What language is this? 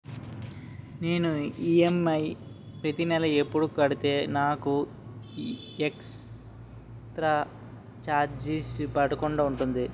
Telugu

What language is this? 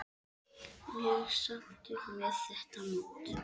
Icelandic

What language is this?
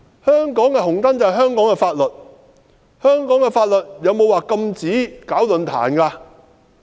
Cantonese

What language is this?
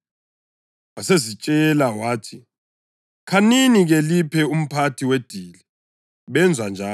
North Ndebele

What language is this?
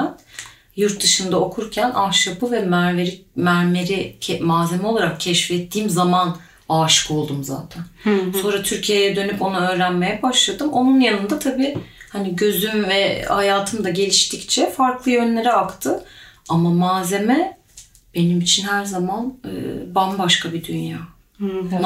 Turkish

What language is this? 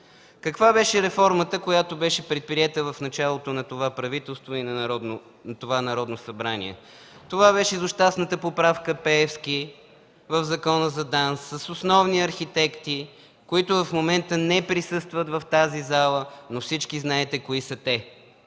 Bulgarian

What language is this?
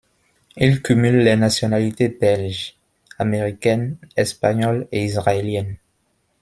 French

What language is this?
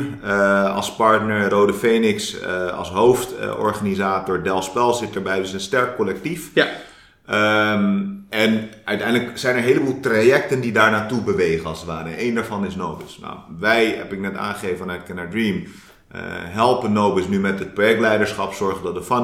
Dutch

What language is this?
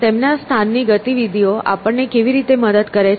Gujarati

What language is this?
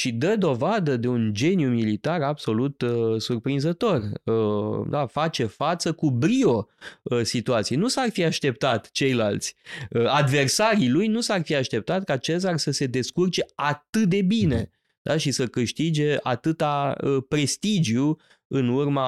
Romanian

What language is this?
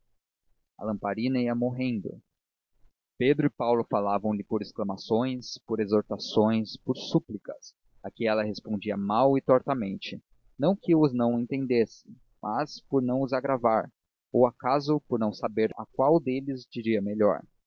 Portuguese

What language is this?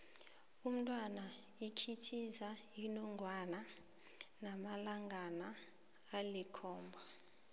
South Ndebele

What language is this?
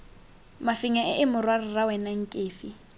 Tswana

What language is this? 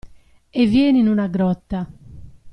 Italian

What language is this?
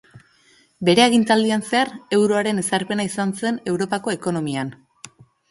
Basque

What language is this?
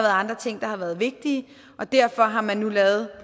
Danish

